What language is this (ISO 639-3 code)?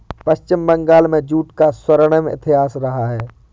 hin